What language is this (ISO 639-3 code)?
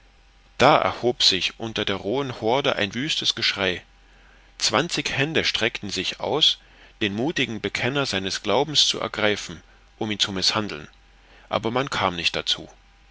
deu